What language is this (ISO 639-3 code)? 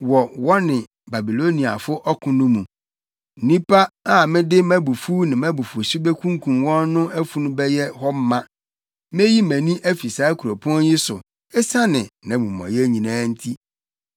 aka